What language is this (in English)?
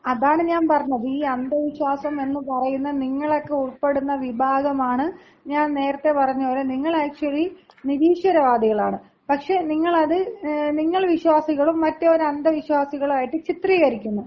Malayalam